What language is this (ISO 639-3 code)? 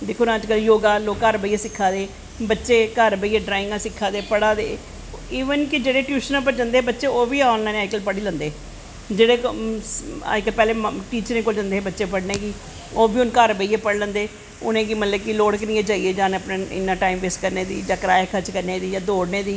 doi